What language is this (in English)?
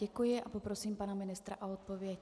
Czech